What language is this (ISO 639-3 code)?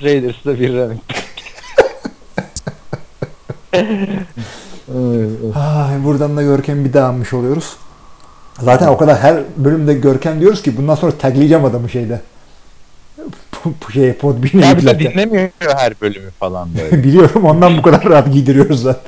tur